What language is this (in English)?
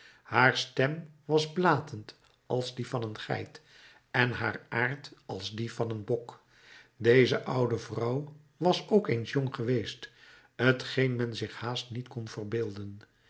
Dutch